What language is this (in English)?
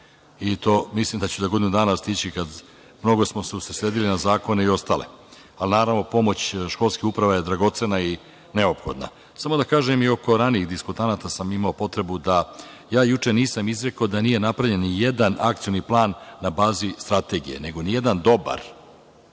Serbian